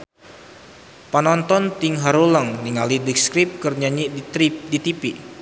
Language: Sundanese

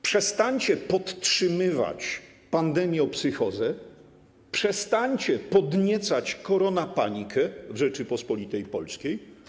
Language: Polish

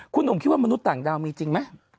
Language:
Thai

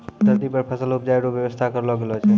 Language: Maithili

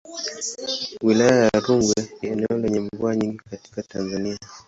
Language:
Swahili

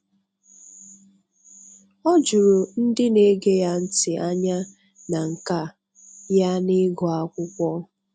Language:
Igbo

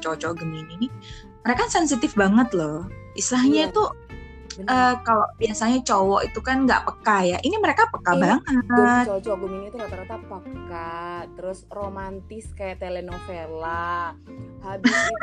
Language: Indonesian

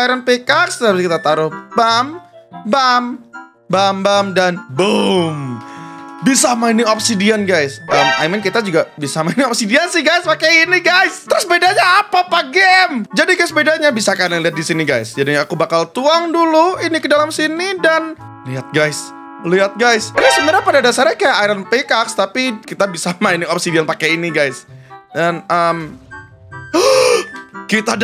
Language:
Indonesian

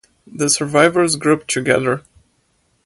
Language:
English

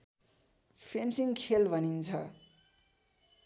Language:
Nepali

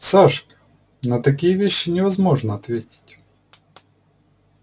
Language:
Russian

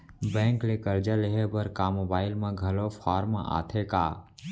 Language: Chhattisgarhi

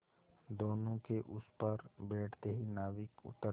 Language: Hindi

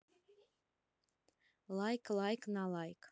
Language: Russian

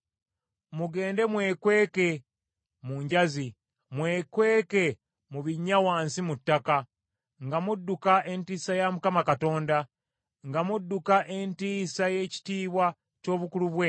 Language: Ganda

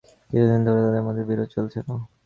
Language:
Bangla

